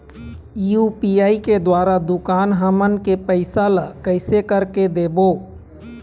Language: Chhattisgarhi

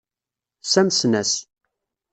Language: Kabyle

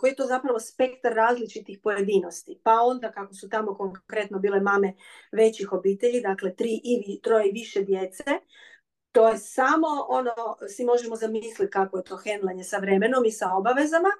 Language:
Croatian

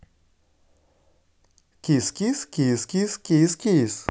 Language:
Russian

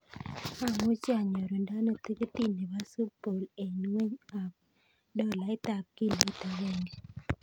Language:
Kalenjin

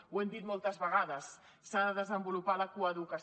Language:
Catalan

